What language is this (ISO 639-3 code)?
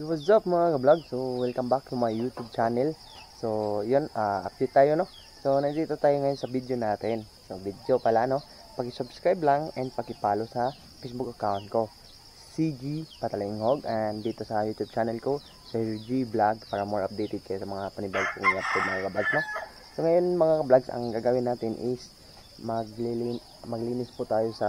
fil